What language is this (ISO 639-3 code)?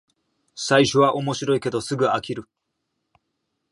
jpn